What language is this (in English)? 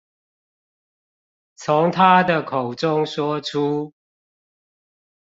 Chinese